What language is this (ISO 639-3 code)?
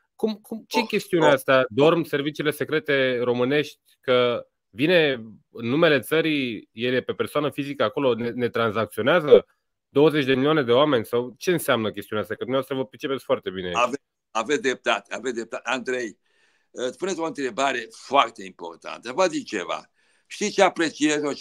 ron